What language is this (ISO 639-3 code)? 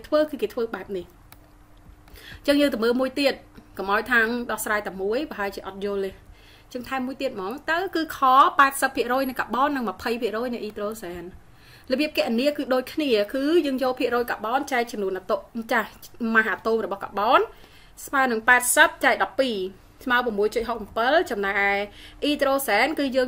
vie